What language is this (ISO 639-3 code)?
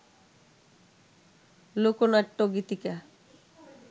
ben